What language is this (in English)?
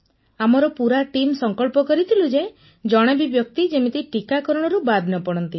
Odia